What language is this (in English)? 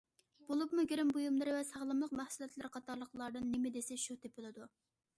Uyghur